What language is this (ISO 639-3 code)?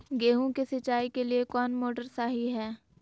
mag